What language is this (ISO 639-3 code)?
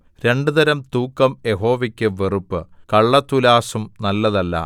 mal